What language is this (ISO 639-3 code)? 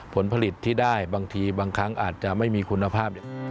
tha